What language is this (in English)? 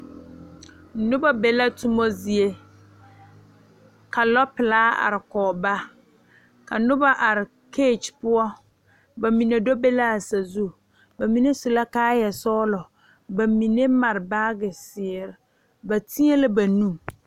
Southern Dagaare